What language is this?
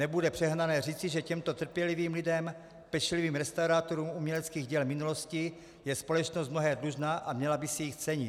Czech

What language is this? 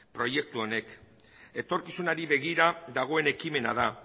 Basque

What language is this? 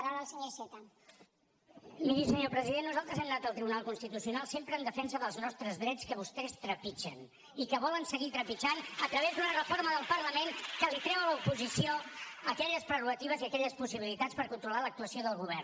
Catalan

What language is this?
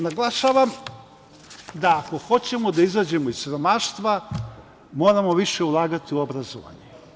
Serbian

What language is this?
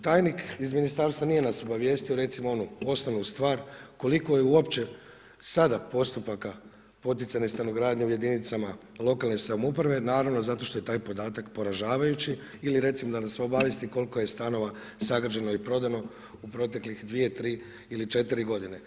Croatian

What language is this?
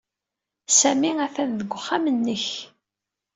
Kabyle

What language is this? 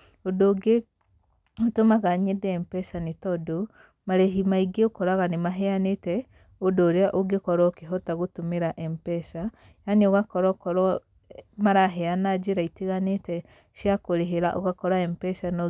Kikuyu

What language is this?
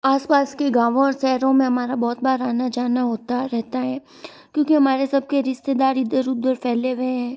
Hindi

